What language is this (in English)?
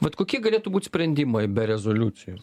Lithuanian